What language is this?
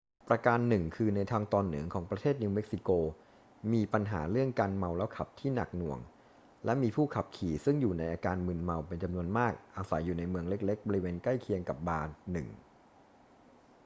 Thai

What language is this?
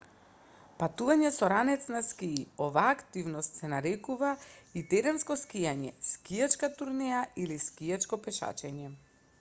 Macedonian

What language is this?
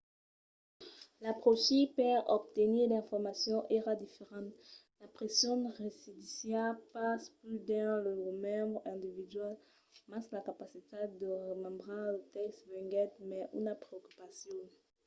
Occitan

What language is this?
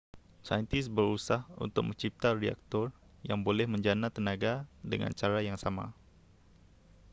Malay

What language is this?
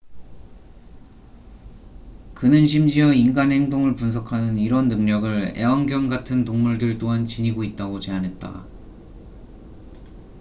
Korean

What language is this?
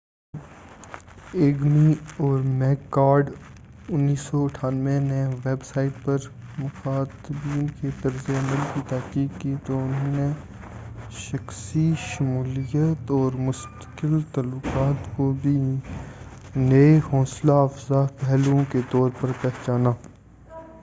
Urdu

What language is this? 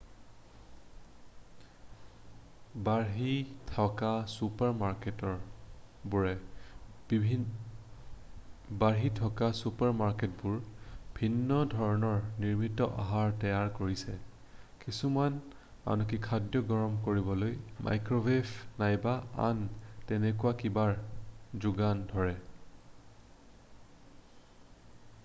Assamese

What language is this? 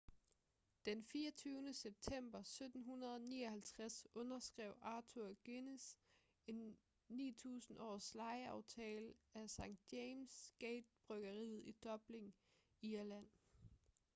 Danish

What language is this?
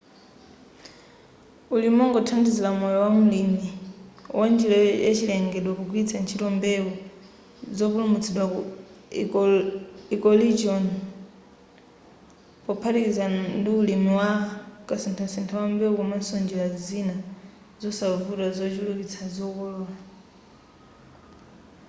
Nyanja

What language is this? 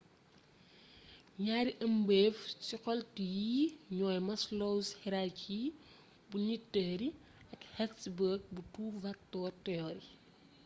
Wolof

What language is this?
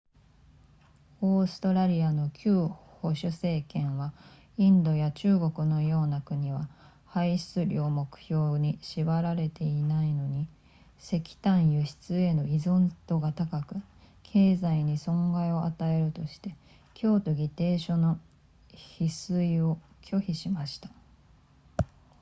Japanese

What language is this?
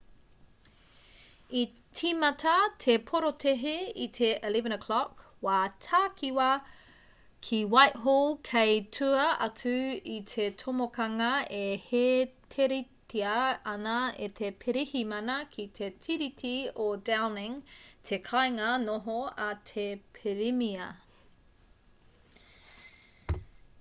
Māori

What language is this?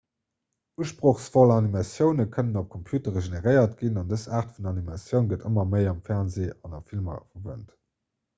Luxembourgish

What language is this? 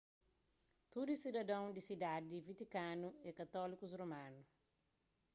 Kabuverdianu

